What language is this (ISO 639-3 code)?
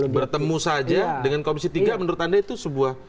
ind